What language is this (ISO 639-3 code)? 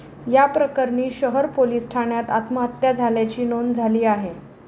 mar